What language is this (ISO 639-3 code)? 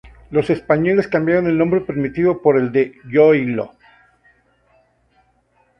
spa